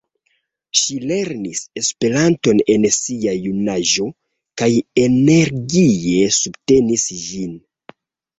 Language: Esperanto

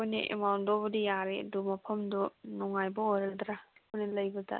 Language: Manipuri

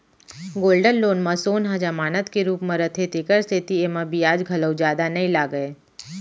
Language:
Chhattisgarhi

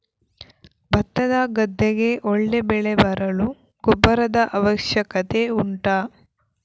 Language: Kannada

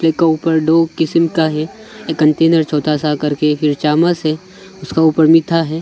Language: Hindi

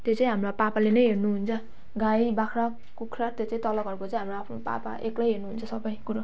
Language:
Nepali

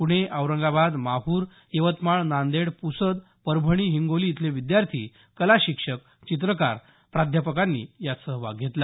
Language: Marathi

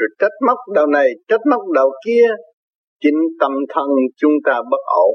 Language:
Vietnamese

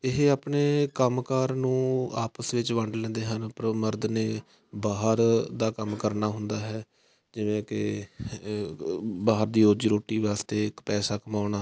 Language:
Punjabi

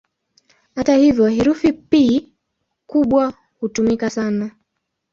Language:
Swahili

